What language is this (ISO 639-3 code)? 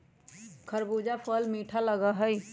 mag